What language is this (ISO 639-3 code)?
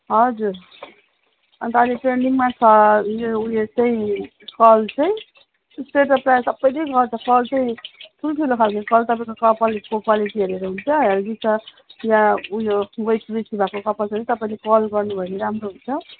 nep